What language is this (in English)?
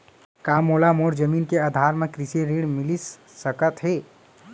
Chhattisgarhi